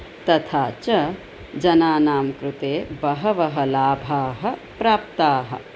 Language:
Sanskrit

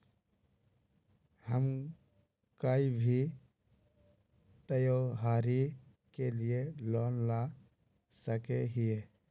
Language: Magahi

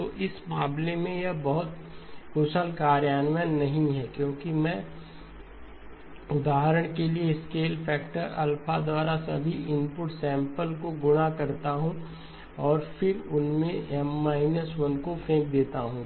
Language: Hindi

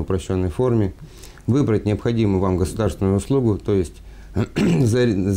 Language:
Russian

